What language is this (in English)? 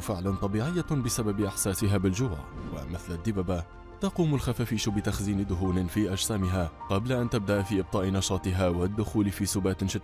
Arabic